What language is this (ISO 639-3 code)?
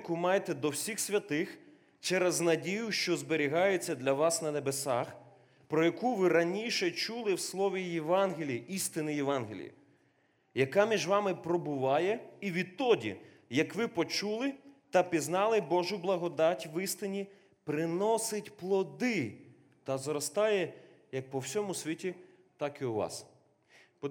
ukr